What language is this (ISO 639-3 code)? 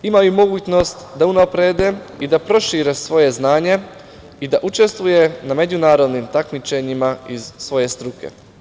srp